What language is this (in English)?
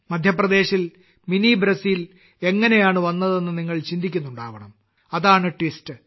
Malayalam